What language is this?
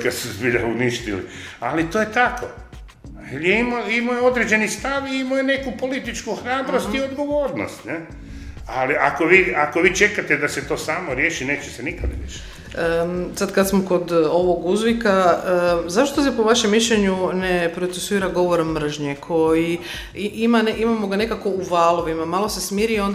Croatian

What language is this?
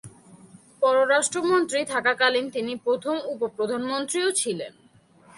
Bangla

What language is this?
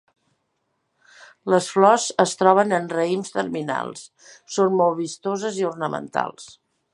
Catalan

